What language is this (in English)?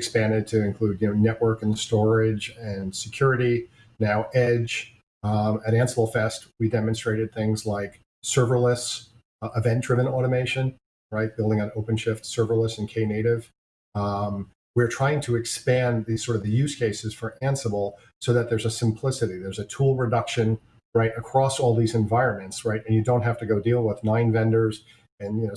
English